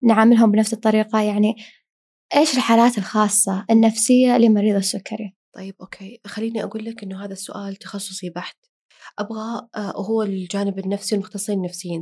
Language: Arabic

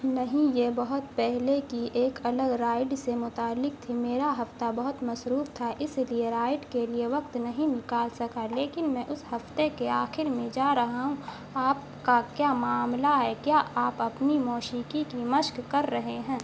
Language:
Urdu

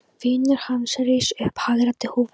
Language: Icelandic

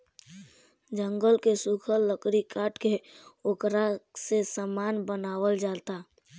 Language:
Bhojpuri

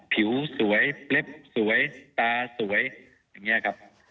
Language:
Thai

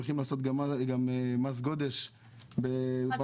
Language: Hebrew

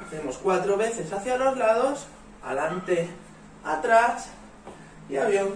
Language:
Spanish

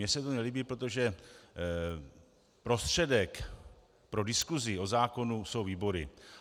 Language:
Czech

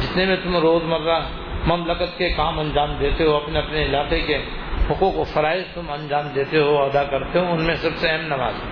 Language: Urdu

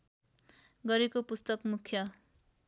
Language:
Nepali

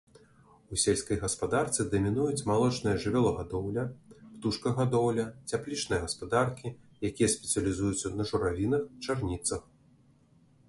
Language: Belarusian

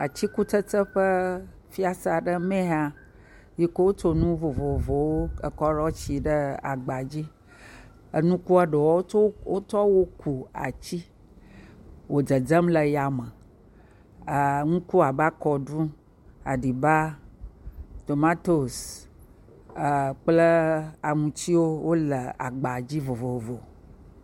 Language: Ewe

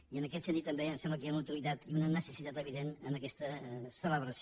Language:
Catalan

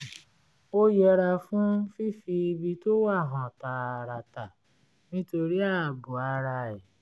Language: Yoruba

